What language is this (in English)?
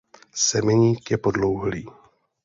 Czech